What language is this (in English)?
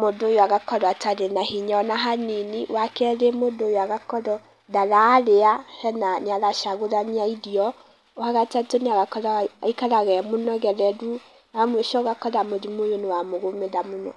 Kikuyu